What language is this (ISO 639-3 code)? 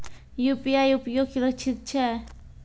mai